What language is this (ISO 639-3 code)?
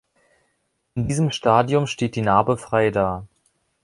deu